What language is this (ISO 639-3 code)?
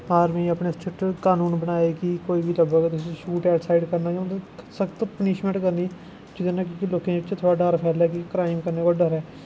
doi